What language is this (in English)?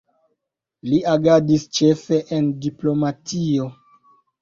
Esperanto